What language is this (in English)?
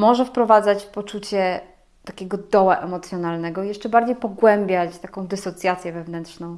Polish